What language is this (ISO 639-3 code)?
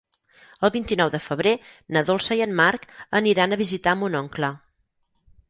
cat